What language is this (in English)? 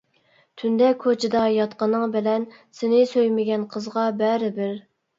Uyghur